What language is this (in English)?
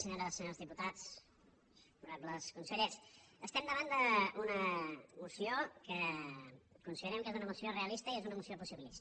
Catalan